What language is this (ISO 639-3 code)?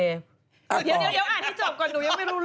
tha